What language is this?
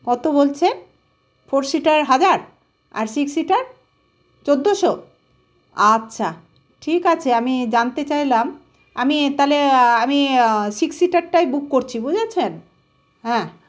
Bangla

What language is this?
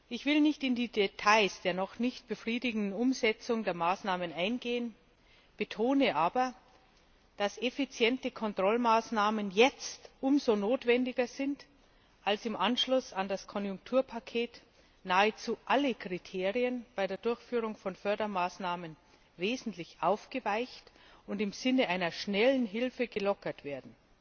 German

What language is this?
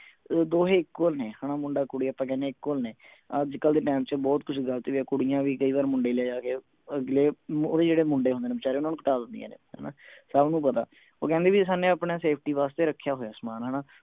Punjabi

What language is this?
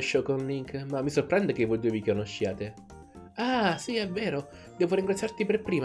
Italian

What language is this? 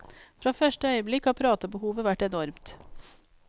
Norwegian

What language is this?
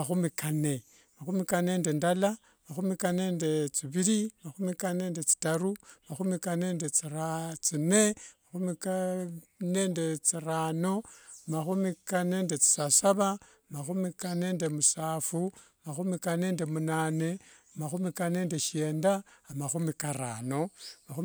Wanga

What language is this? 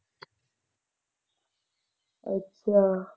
Punjabi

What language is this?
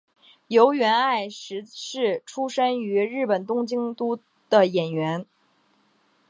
Chinese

